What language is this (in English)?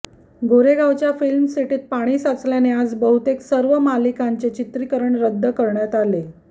Marathi